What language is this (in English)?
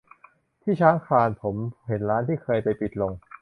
Thai